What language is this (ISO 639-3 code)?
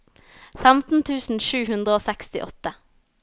nor